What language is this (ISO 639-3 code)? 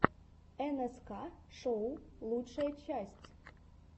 rus